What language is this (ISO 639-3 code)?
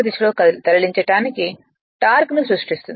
tel